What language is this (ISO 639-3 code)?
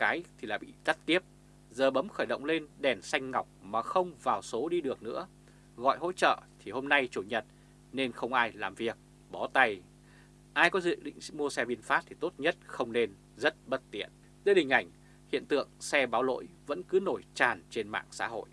vie